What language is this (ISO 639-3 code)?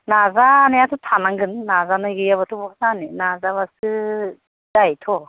brx